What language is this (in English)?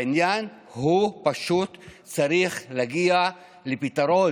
Hebrew